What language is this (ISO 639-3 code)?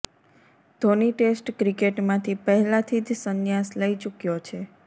guj